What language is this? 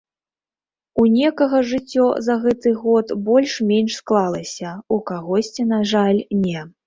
Belarusian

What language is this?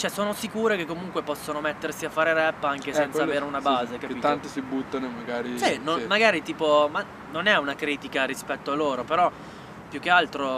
Italian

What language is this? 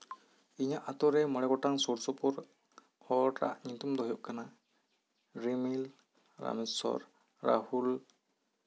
Santali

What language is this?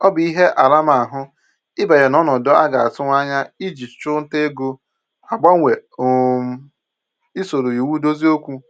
Igbo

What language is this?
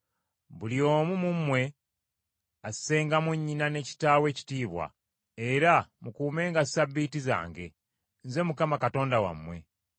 Ganda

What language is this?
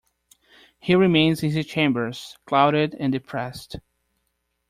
English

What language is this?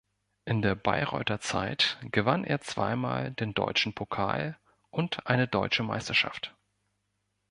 German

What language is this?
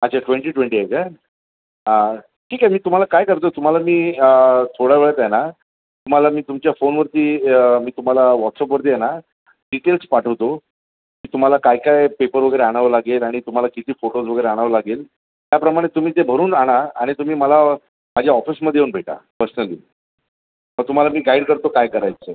Marathi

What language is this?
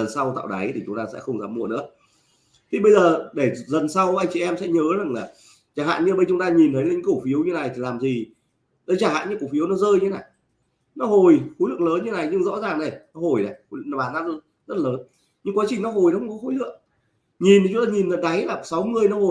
Vietnamese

